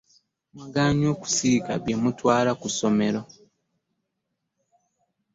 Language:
Ganda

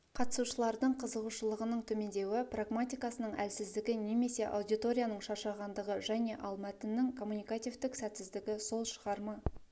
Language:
Kazakh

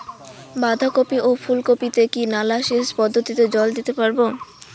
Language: Bangla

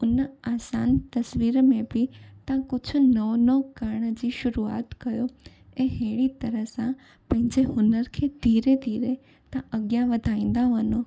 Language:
Sindhi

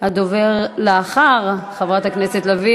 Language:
Hebrew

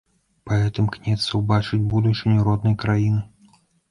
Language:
Belarusian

